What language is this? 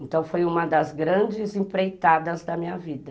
Portuguese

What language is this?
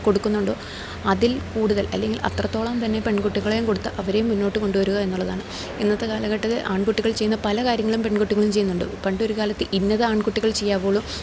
Malayalam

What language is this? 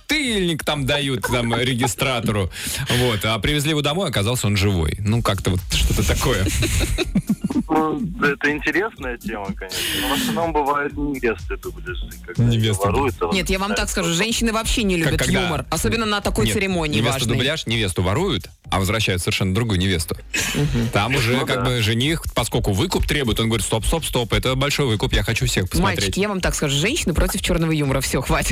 Russian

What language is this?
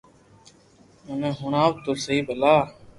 Loarki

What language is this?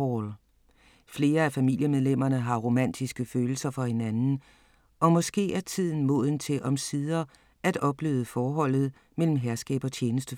Danish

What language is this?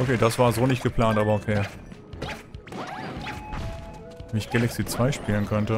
German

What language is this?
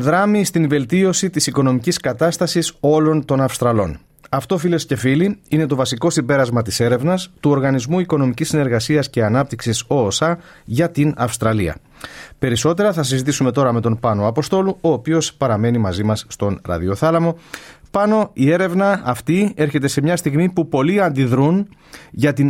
Greek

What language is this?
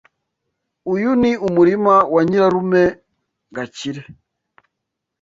Kinyarwanda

